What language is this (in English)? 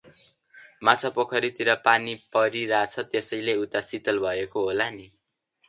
Nepali